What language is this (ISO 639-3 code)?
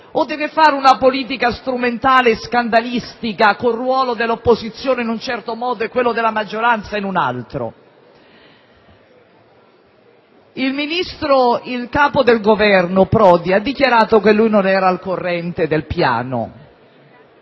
ita